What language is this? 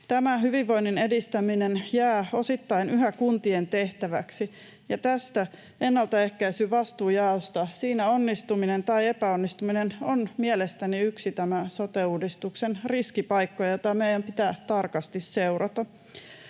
Finnish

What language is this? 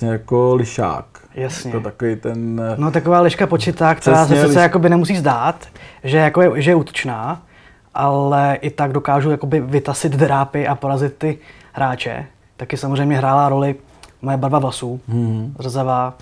Czech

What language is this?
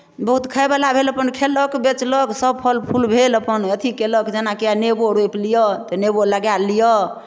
Maithili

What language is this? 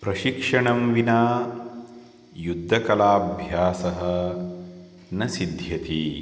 Sanskrit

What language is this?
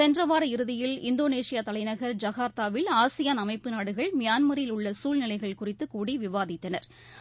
Tamil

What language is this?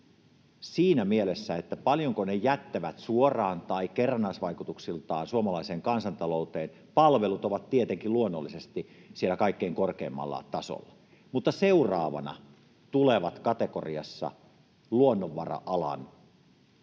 Finnish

